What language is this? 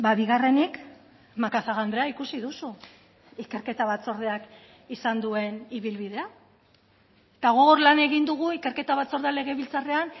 Basque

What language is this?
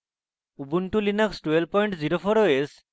Bangla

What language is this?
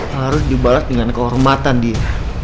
Indonesian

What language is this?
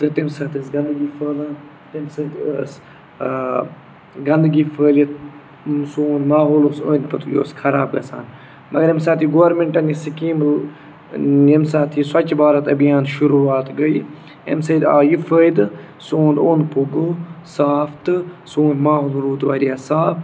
Kashmiri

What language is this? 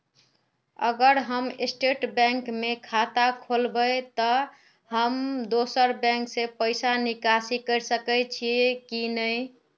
Magahi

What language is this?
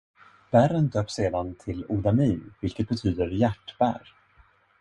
Swedish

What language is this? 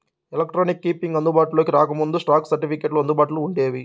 Telugu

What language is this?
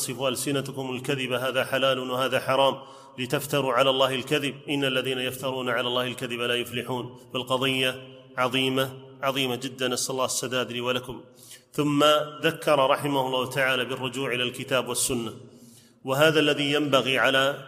Arabic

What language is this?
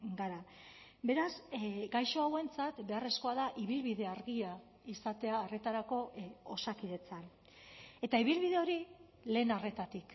Basque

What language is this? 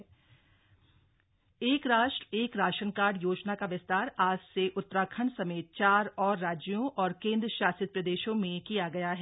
Hindi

